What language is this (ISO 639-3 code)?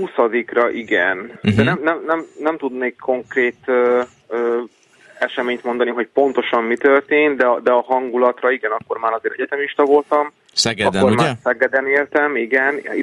hun